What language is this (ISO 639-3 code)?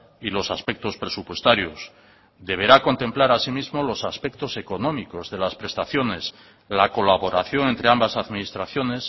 spa